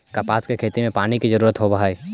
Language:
Magahi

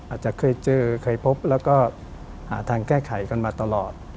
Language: Thai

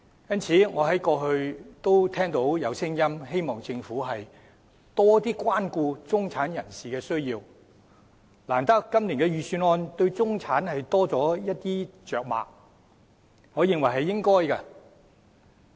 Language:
Cantonese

